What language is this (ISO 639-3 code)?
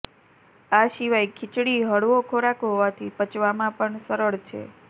guj